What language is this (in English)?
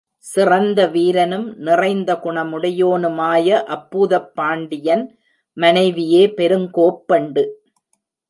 Tamil